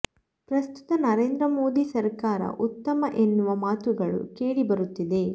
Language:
Kannada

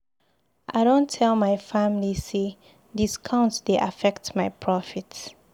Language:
Nigerian Pidgin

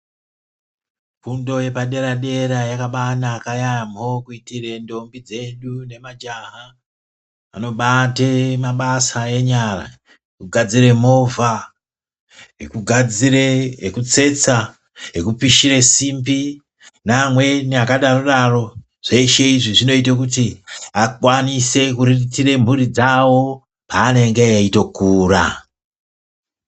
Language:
Ndau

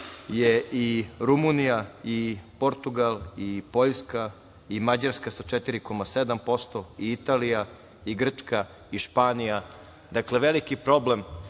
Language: Serbian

